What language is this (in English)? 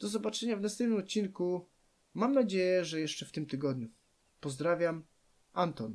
Polish